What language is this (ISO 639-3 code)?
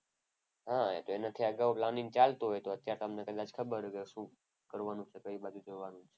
guj